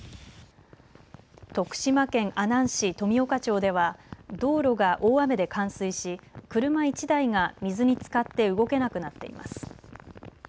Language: Japanese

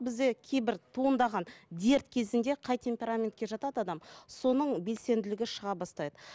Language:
Kazakh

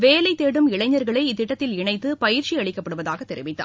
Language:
Tamil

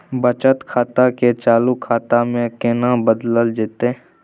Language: Maithili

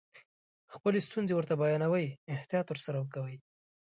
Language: Pashto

